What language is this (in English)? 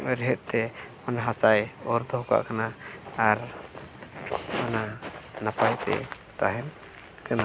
Santali